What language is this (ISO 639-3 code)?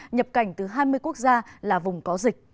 vie